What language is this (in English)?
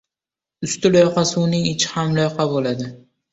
Uzbek